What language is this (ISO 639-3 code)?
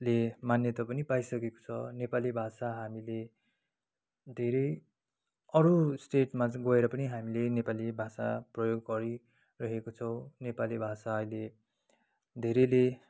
nep